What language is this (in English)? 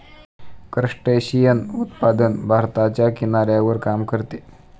Marathi